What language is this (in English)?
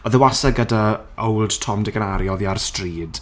Welsh